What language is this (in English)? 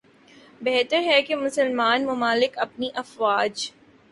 Urdu